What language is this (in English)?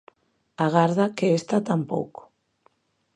Galician